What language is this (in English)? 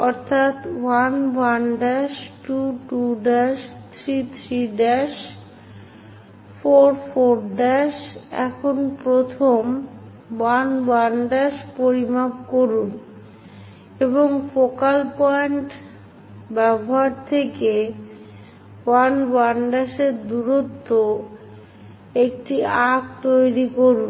Bangla